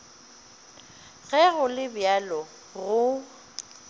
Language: Northern Sotho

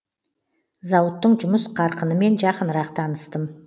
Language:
Kazakh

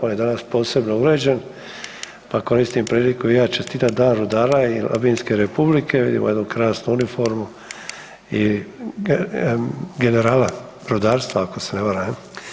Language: Croatian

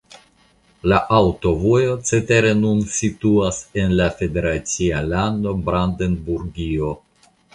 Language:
Esperanto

